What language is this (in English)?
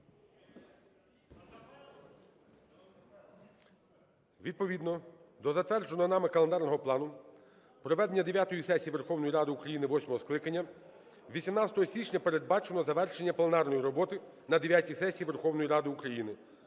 Ukrainian